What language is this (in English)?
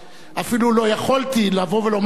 Hebrew